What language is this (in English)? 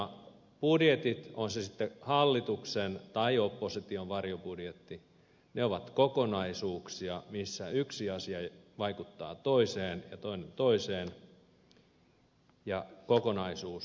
Finnish